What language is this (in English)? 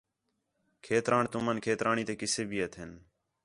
Khetrani